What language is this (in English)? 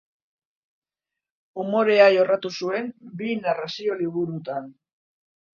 Basque